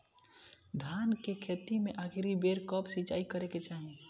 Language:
Bhojpuri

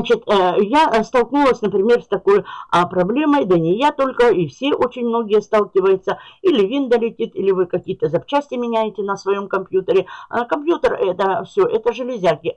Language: Russian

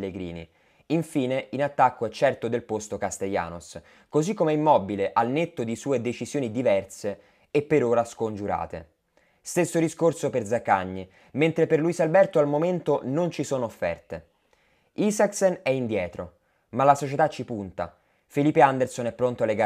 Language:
Italian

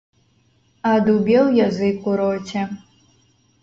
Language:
Belarusian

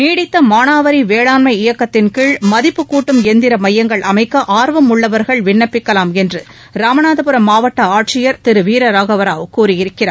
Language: Tamil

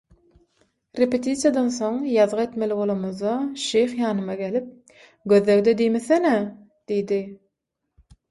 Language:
Turkmen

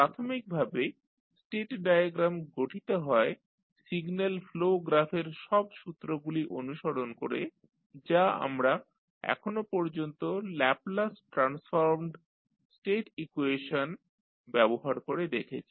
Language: Bangla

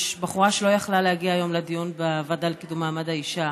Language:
Hebrew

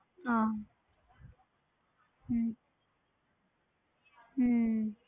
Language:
Punjabi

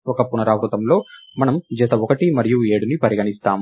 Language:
Telugu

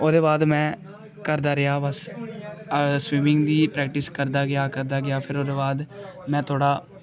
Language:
Dogri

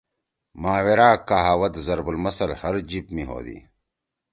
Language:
Torwali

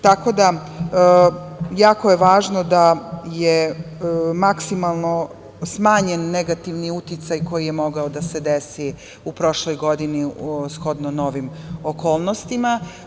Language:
Serbian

